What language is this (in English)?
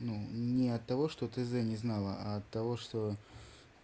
Russian